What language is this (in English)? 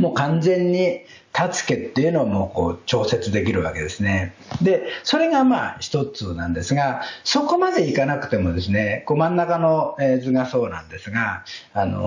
Japanese